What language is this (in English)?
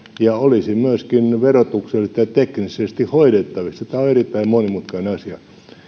Finnish